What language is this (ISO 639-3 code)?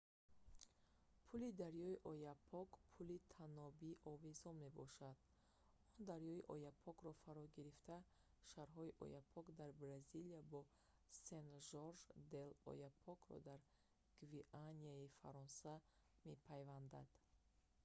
tgk